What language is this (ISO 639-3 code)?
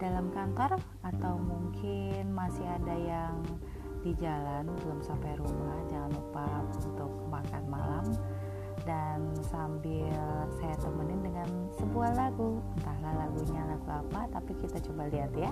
ind